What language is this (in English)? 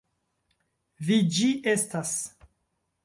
Esperanto